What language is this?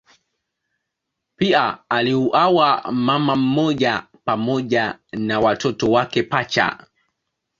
Swahili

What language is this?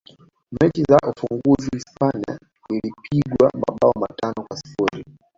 Swahili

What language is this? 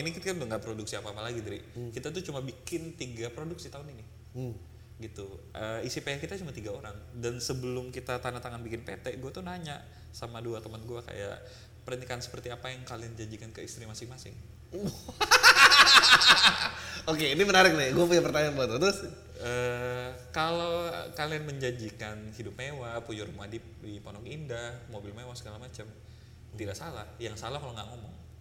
Indonesian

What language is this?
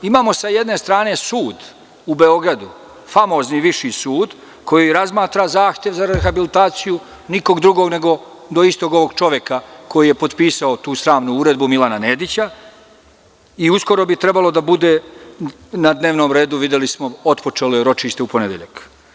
Serbian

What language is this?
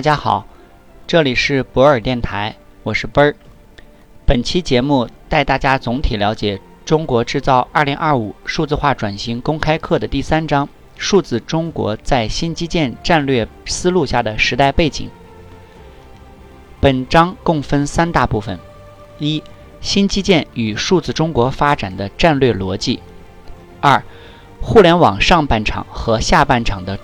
Chinese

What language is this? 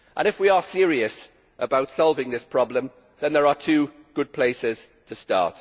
English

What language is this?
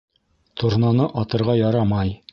Bashkir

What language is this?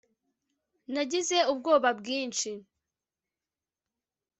Kinyarwanda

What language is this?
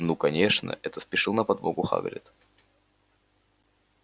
Russian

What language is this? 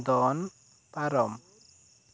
Santali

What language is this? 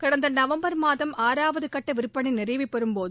Tamil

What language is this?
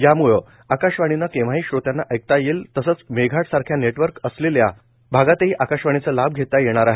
Marathi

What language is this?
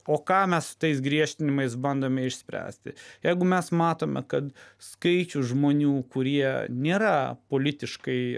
Lithuanian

